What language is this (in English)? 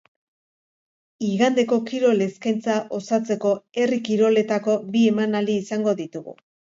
Basque